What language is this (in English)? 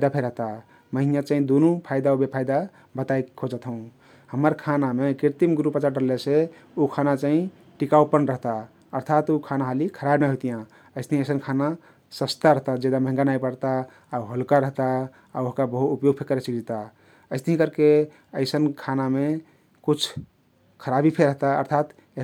Kathoriya Tharu